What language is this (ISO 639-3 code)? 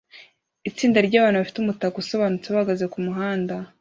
kin